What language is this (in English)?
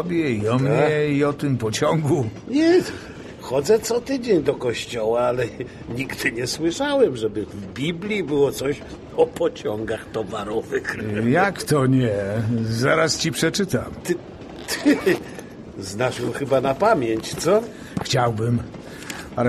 Polish